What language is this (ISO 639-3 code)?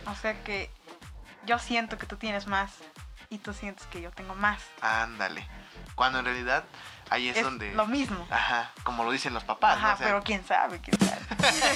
spa